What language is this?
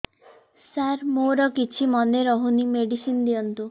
Odia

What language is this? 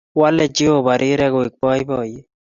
Kalenjin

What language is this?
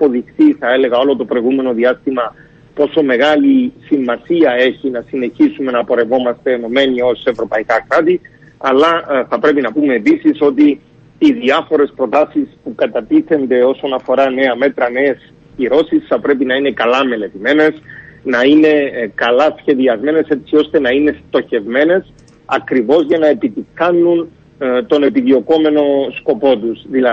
Greek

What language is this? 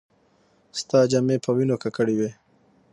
Pashto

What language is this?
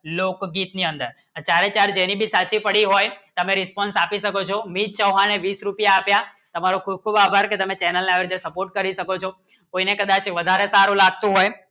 Gujarati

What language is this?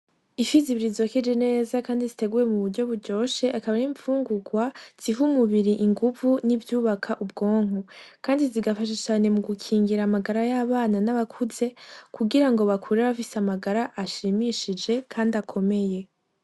Rundi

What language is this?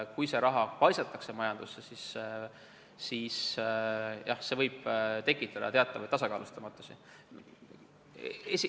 Estonian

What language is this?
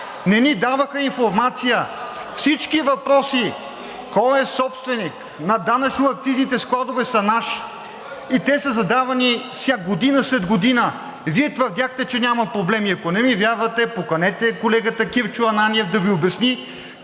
Bulgarian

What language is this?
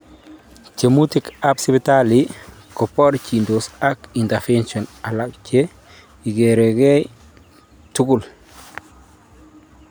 Kalenjin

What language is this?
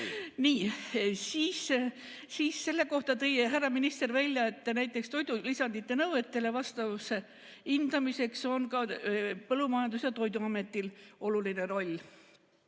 Estonian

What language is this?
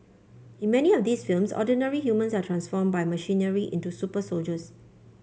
English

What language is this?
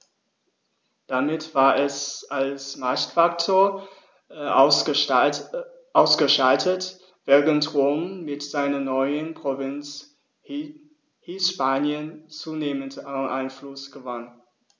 German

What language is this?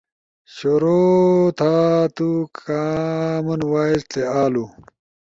Ushojo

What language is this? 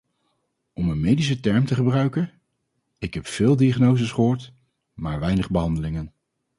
Dutch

